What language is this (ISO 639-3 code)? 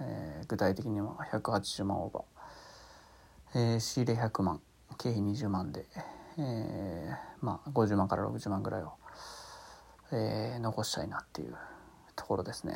jpn